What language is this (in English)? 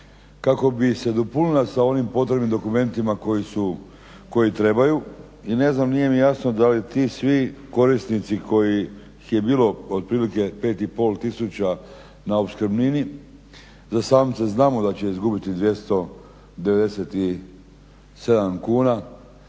Croatian